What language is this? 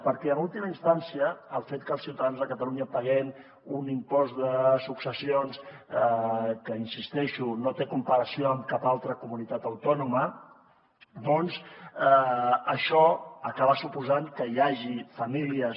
Catalan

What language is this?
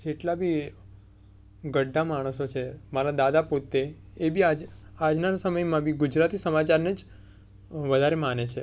Gujarati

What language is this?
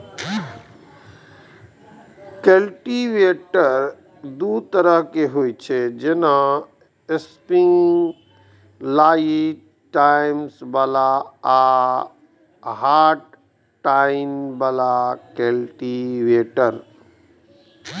Maithili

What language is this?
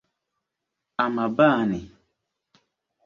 Dagbani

